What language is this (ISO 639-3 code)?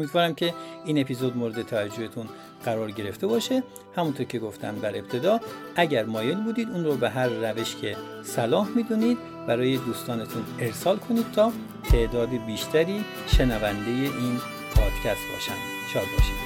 fas